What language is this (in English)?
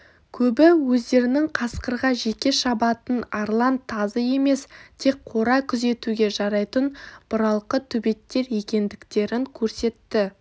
Kazakh